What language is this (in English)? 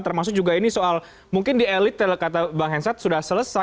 Indonesian